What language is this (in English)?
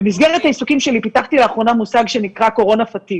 Hebrew